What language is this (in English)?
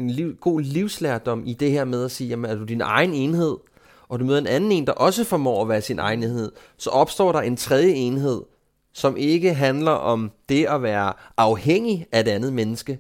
Danish